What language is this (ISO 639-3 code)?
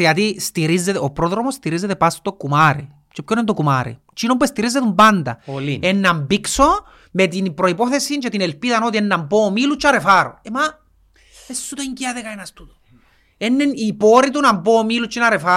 ell